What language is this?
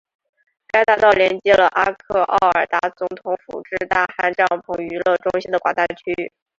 Chinese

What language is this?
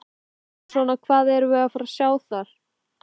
Icelandic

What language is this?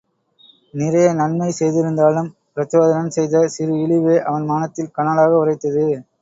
Tamil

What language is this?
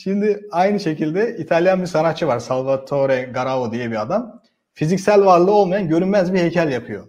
Turkish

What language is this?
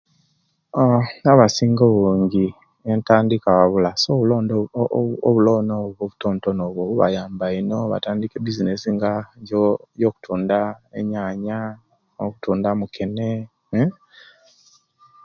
Kenyi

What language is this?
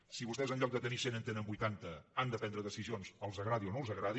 Catalan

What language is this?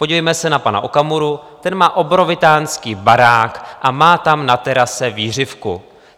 Czech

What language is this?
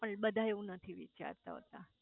Gujarati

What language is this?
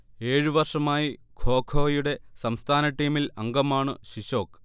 Malayalam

